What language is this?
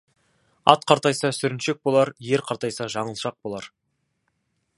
Kazakh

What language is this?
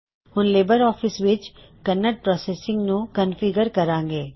Punjabi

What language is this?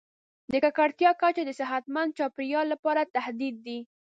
Pashto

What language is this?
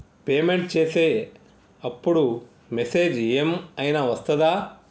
Telugu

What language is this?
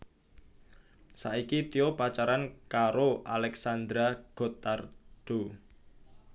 Javanese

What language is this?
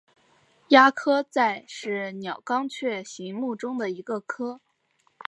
Chinese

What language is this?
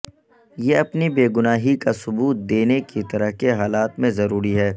Urdu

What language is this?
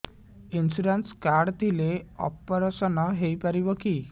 Odia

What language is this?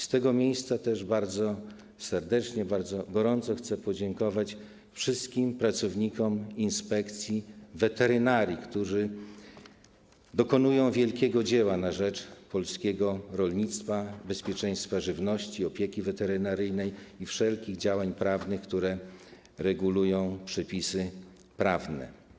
Polish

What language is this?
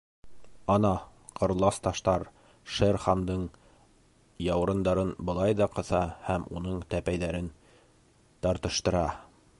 Bashkir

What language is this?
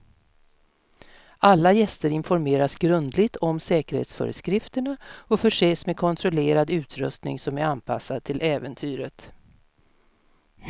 Swedish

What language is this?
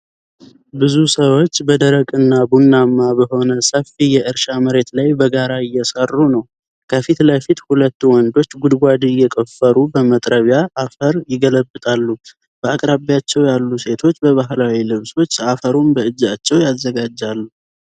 Amharic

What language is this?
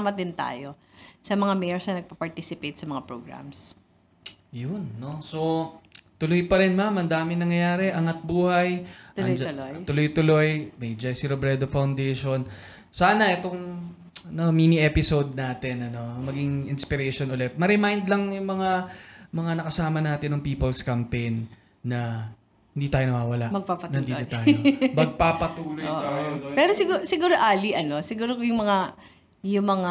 Filipino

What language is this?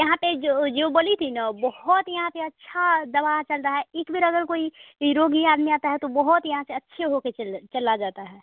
Hindi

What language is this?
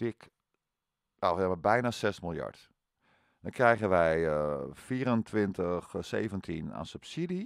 Dutch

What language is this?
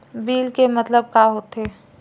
Chhattisgarhi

